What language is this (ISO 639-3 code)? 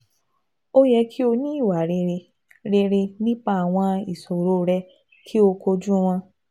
yor